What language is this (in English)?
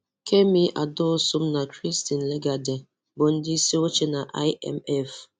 Igbo